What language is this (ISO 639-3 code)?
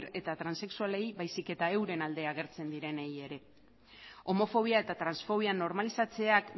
eus